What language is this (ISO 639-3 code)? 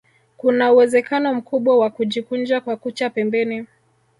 swa